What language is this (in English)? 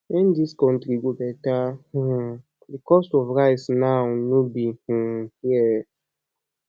Nigerian Pidgin